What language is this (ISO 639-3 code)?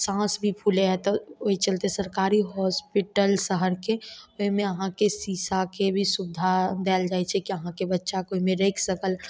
mai